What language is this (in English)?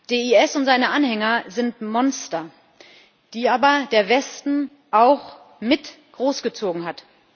German